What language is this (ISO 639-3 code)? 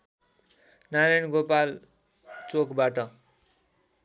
nep